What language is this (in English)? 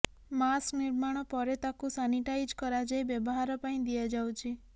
Odia